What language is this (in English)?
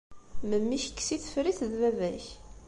Kabyle